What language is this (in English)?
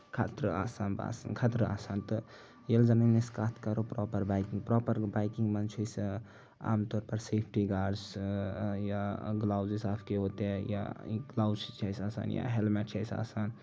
Kashmiri